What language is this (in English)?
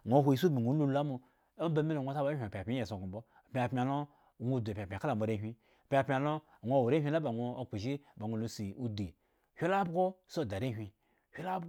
Eggon